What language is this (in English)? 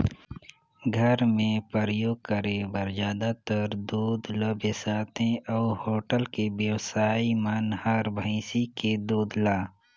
Chhattisgarhi